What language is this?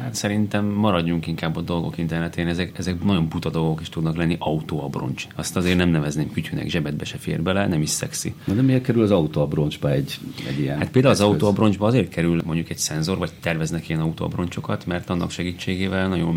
Hungarian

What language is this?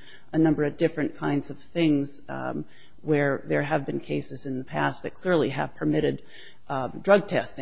English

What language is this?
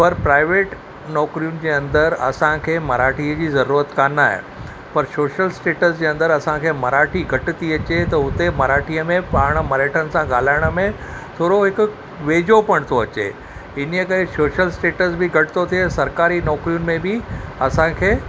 Sindhi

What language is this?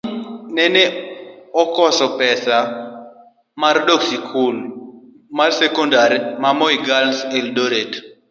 Luo (Kenya and Tanzania)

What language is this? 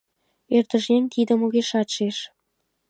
Mari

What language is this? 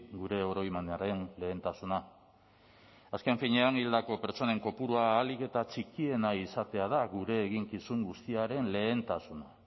Basque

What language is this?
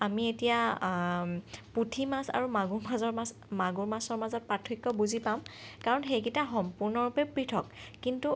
Assamese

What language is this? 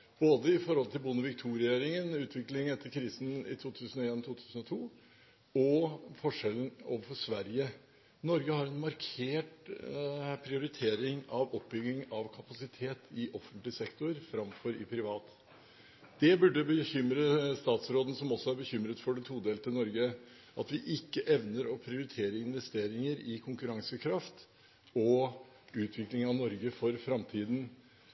Norwegian Bokmål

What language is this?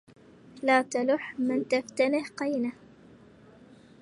Arabic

